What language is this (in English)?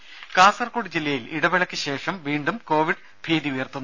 Malayalam